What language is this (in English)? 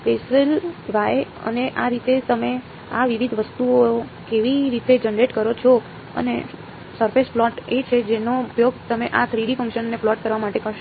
Gujarati